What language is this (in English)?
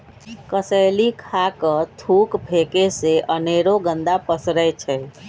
Magahi